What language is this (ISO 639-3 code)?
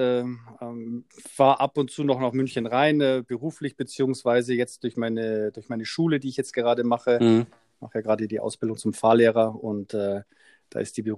deu